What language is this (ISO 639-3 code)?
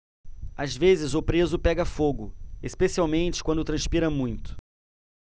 por